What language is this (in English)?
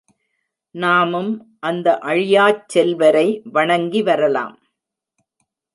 Tamil